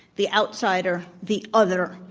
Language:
English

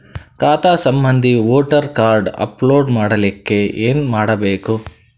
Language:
Kannada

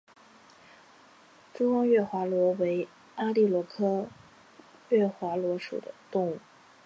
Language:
Chinese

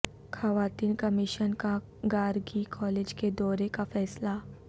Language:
Urdu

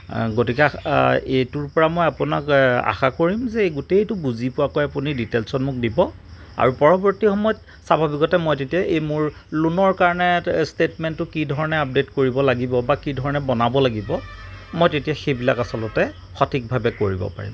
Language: Assamese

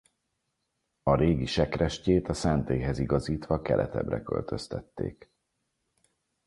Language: Hungarian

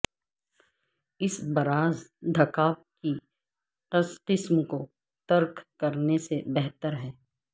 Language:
Urdu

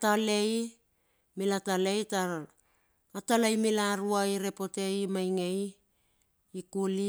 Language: Bilur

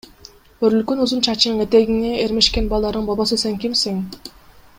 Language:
Kyrgyz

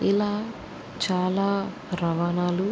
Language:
Telugu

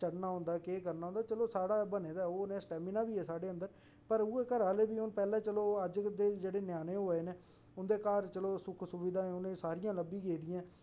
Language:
Dogri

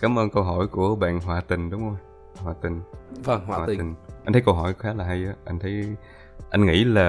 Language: Vietnamese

